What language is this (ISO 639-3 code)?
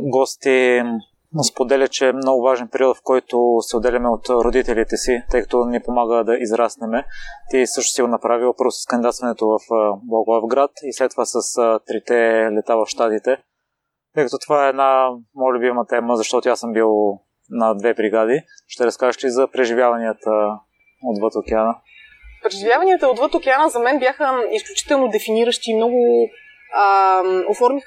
bul